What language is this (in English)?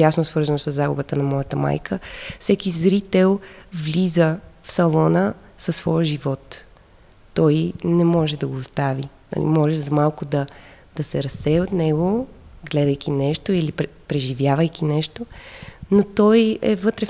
Bulgarian